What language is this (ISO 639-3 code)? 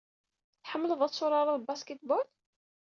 kab